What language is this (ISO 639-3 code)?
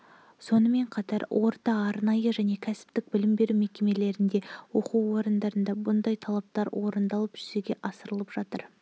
kaz